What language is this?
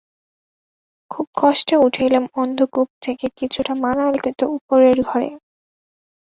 Bangla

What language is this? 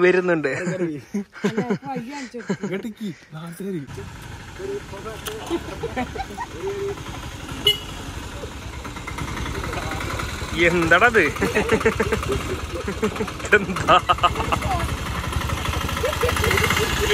English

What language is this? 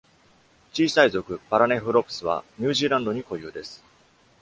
Japanese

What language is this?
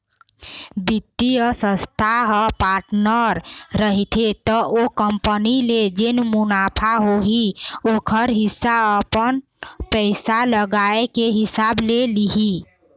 Chhattisgarhi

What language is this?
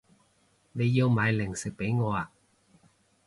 Cantonese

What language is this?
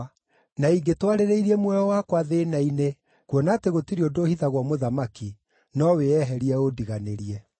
Kikuyu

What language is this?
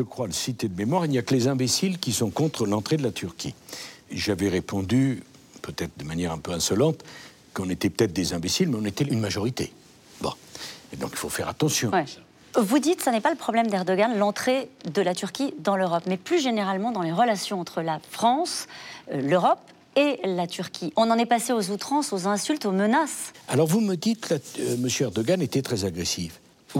French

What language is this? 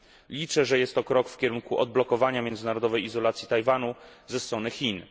Polish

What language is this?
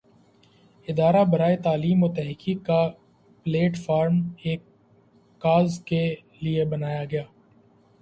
Urdu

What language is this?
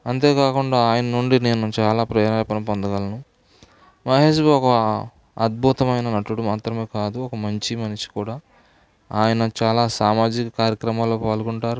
Telugu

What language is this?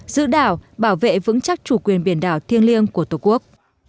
Vietnamese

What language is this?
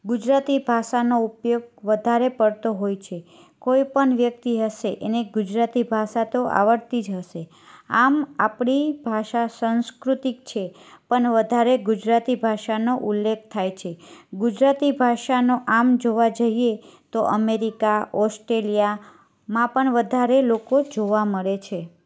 Gujarati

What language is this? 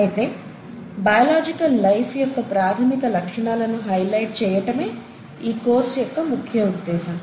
Telugu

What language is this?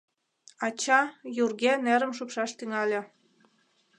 Mari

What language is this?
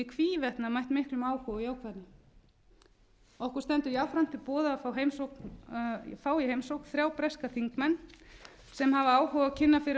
Icelandic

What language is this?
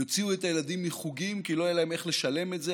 Hebrew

